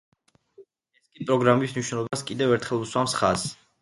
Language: Georgian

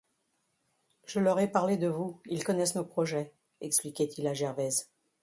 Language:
French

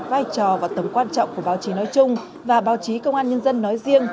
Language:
Vietnamese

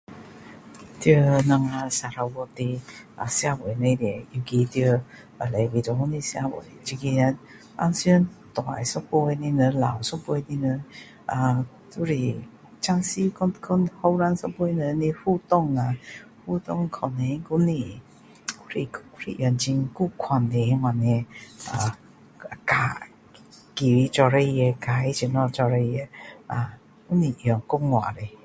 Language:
Min Dong Chinese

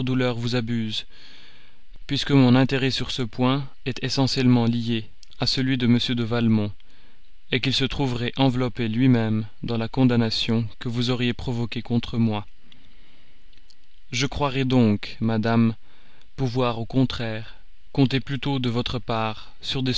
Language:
French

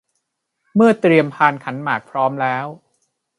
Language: Thai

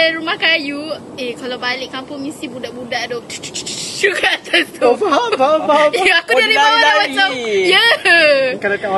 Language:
Malay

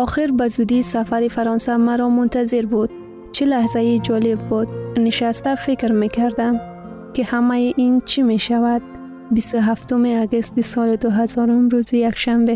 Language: Persian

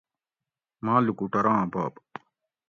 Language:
Gawri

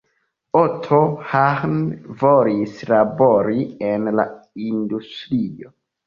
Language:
Esperanto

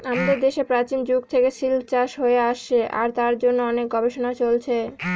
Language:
Bangla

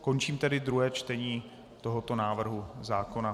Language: Czech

